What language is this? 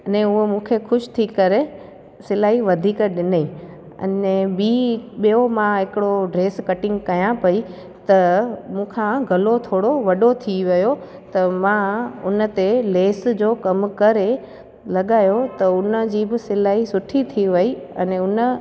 Sindhi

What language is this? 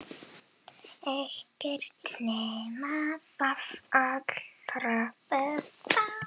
Icelandic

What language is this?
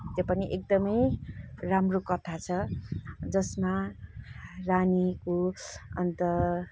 Nepali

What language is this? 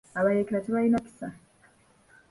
Ganda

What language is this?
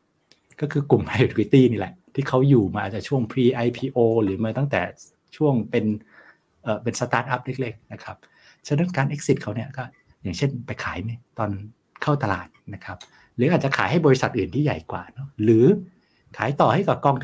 Thai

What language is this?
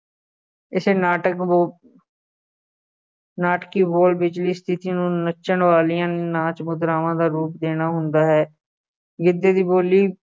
Punjabi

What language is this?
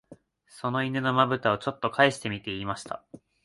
Japanese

